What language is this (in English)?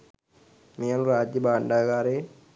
Sinhala